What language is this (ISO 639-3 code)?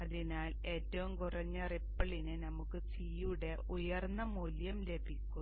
mal